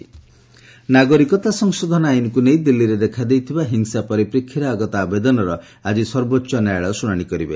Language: Odia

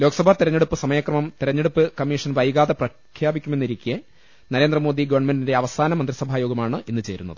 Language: Malayalam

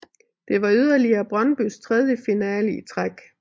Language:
Danish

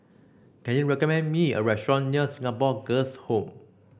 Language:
English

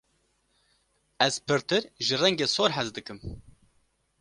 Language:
Kurdish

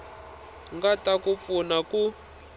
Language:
Tsonga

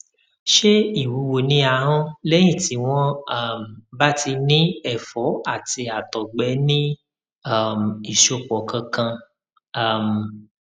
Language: Yoruba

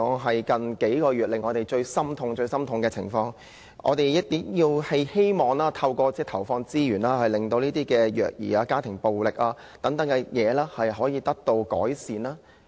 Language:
Cantonese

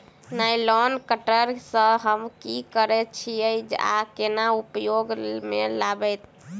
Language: Maithili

